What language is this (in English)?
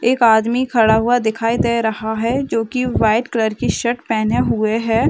Hindi